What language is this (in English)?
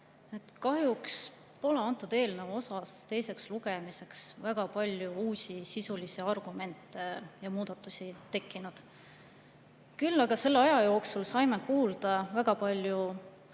Estonian